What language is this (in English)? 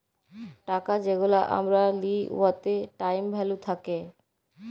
Bangla